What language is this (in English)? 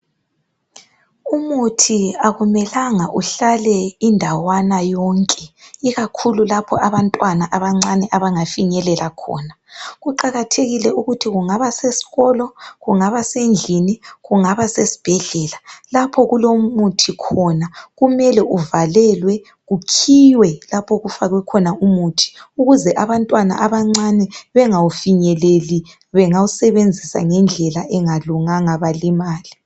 North Ndebele